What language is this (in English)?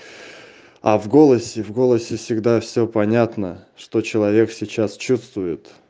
Russian